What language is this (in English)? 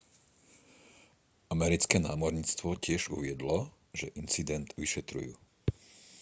Slovak